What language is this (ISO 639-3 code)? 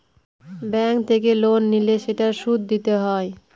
ben